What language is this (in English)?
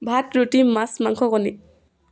Assamese